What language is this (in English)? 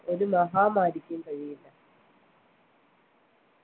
Malayalam